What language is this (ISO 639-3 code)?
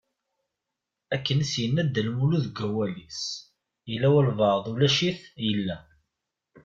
kab